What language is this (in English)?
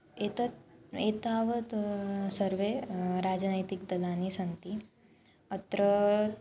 Sanskrit